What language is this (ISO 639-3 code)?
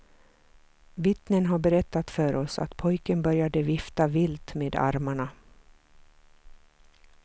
swe